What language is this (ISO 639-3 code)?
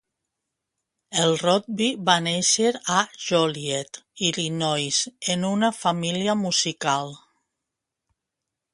cat